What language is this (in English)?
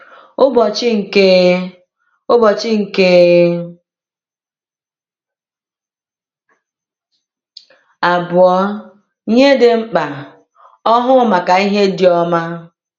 Igbo